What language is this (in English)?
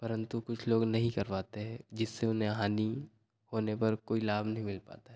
Hindi